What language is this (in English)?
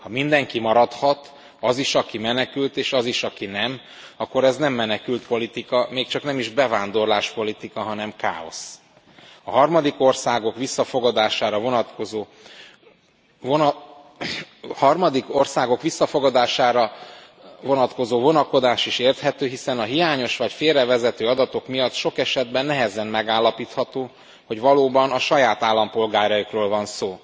Hungarian